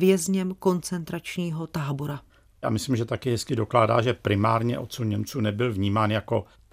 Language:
Czech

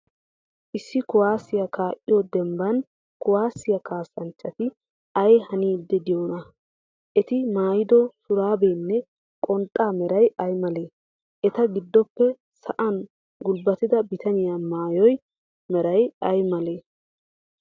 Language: Wolaytta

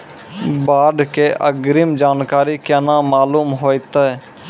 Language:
Maithili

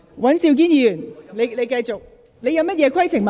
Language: Cantonese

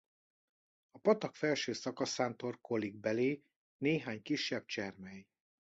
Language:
Hungarian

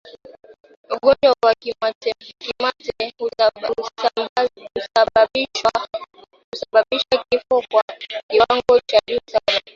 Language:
Swahili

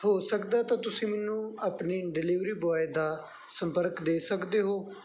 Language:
Punjabi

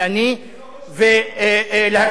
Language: Hebrew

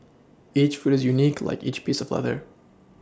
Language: English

